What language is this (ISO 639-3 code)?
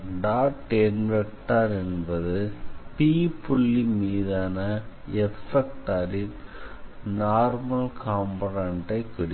tam